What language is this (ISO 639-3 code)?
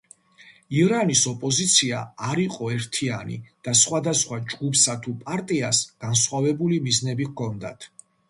kat